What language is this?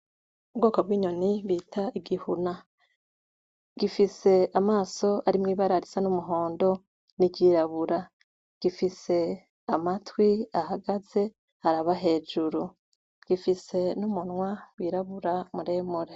Rundi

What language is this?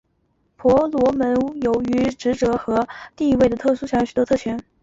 Chinese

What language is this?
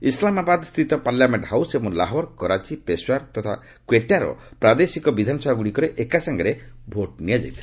Odia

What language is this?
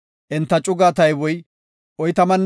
Gofa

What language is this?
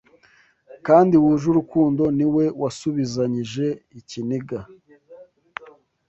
Kinyarwanda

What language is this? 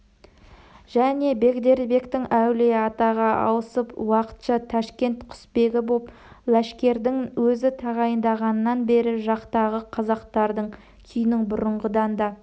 Kazakh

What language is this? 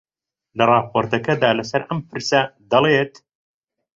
Central Kurdish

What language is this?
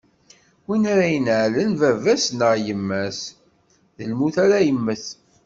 Kabyle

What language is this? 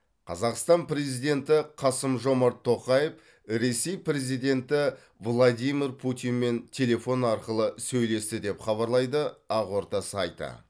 Kazakh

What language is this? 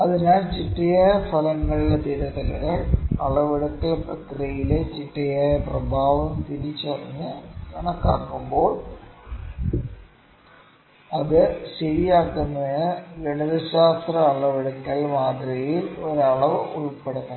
Malayalam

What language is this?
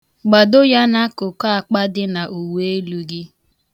Igbo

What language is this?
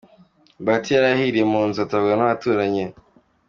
Kinyarwanda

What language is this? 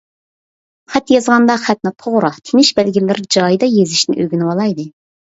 Uyghur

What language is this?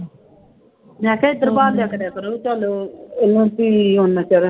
Punjabi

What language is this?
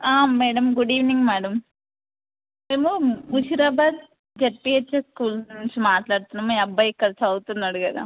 Telugu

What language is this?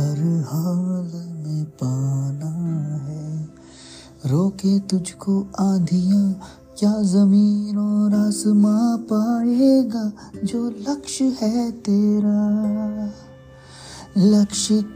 Hindi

